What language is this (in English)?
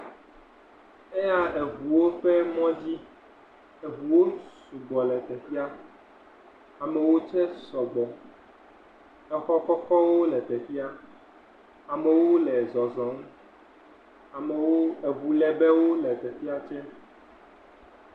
Ewe